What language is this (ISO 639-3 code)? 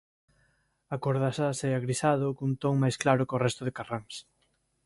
glg